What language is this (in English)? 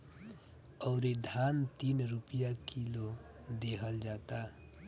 Bhojpuri